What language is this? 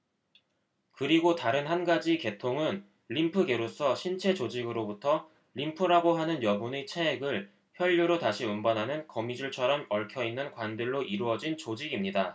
Korean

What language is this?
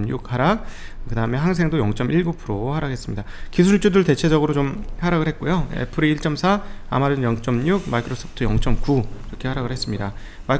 Korean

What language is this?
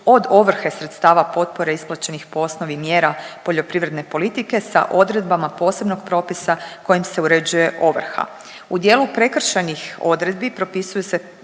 Croatian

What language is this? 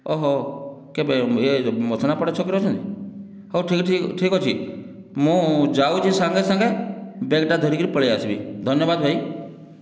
Odia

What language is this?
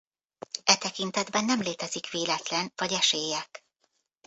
Hungarian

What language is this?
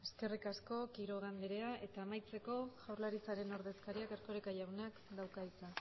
Basque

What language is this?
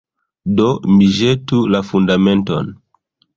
Esperanto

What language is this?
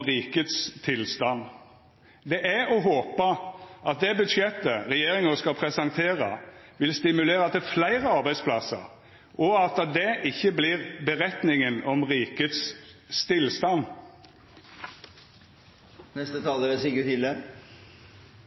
Norwegian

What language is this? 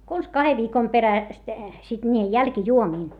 Finnish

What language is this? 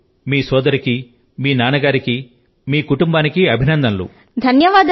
Telugu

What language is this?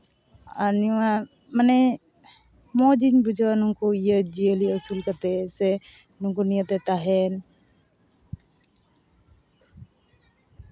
Santali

